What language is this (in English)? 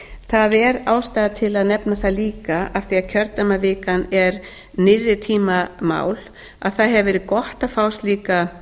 Icelandic